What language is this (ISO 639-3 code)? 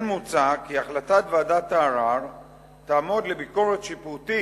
heb